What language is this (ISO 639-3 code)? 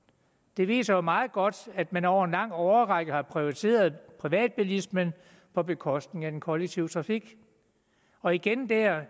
dan